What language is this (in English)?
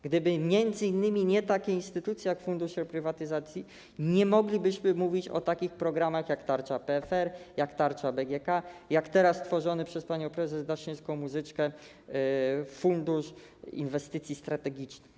Polish